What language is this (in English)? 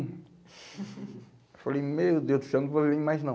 Portuguese